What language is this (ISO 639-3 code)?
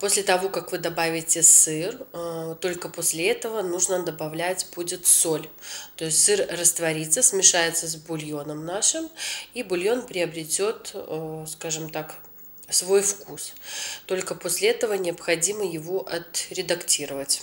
rus